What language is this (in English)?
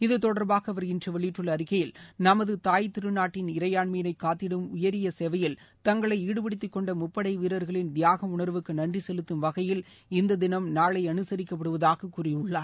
Tamil